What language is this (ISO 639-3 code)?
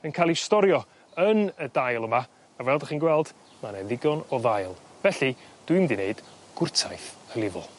cym